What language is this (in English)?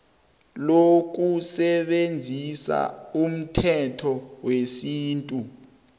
South Ndebele